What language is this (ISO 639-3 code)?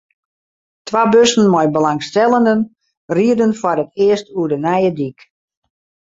fry